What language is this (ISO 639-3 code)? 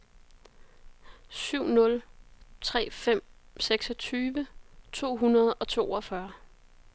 dan